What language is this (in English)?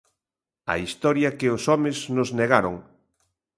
Galician